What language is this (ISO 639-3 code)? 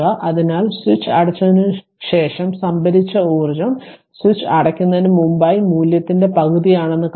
mal